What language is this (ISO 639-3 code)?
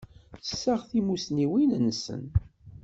kab